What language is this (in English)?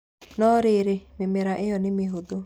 Kikuyu